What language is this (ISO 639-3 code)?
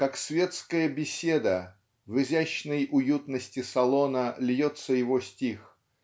rus